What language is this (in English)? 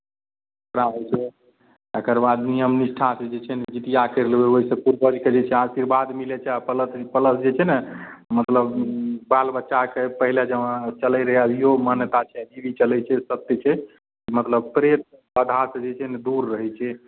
Maithili